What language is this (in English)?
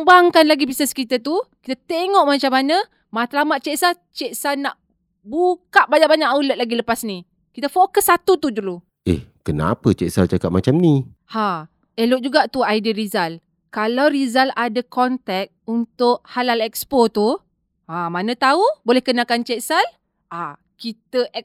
Malay